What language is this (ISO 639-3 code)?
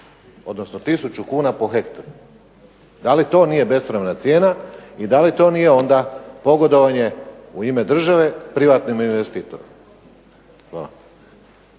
hrv